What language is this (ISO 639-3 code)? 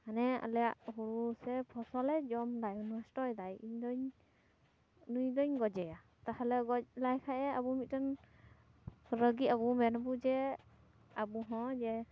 sat